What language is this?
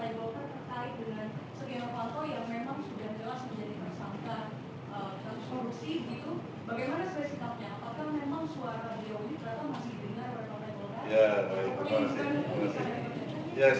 Indonesian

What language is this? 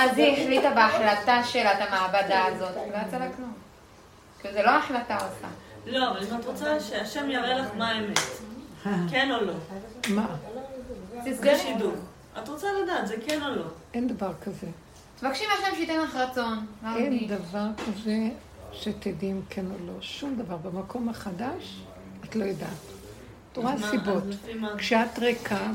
Hebrew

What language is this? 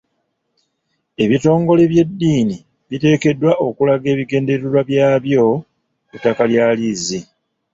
Ganda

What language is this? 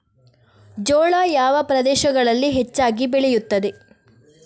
Kannada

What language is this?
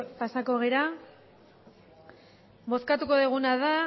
Basque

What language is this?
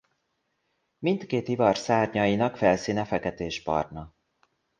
Hungarian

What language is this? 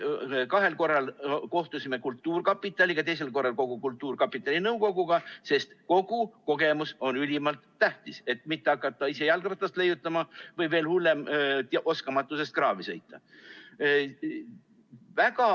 Estonian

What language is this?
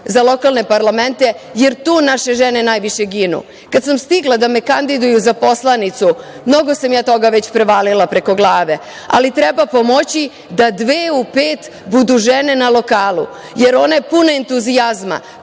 Serbian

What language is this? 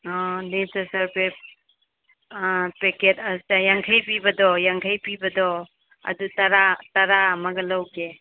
Manipuri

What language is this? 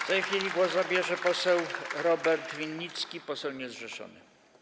Polish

